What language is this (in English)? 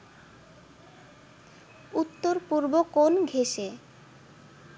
Bangla